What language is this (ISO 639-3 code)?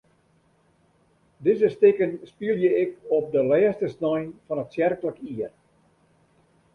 fry